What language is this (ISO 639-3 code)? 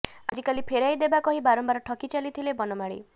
ori